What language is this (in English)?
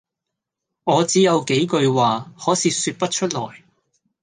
Cantonese